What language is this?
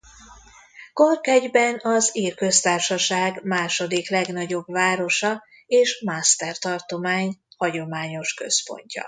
Hungarian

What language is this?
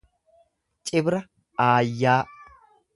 Oromo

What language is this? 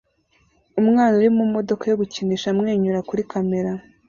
Kinyarwanda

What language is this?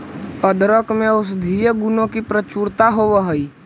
Magahi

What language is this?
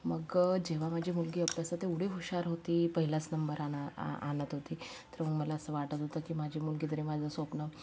Marathi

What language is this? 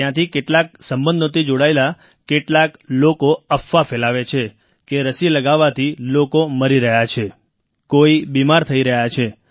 Gujarati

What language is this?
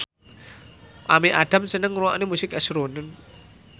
Javanese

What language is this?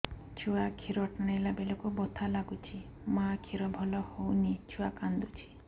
Odia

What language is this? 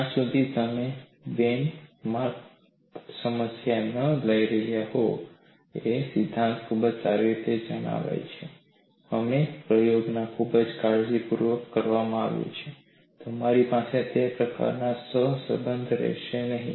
Gujarati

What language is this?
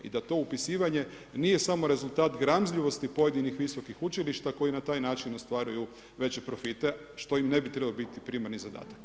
Croatian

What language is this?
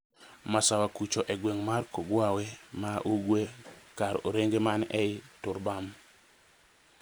Luo (Kenya and Tanzania)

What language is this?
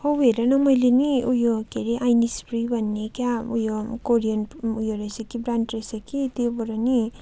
Nepali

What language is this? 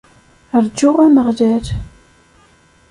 Kabyle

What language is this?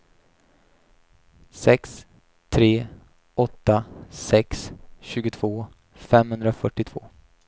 Swedish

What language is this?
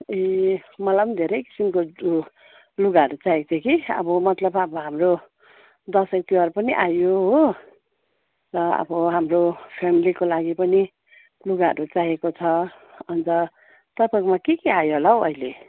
Nepali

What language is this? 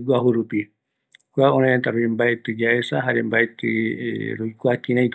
Eastern Bolivian Guaraní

